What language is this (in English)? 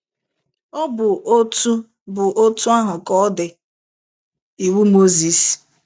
Igbo